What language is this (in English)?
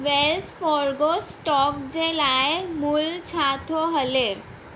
Sindhi